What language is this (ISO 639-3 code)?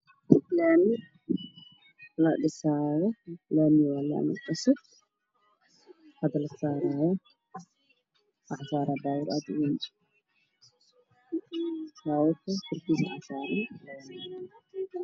som